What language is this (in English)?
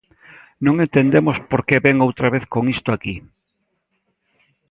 Galician